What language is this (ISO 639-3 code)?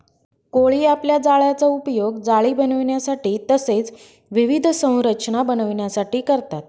mar